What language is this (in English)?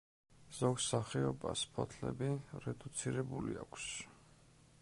Georgian